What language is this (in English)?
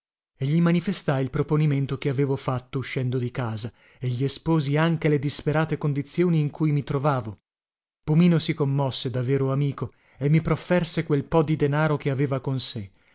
Italian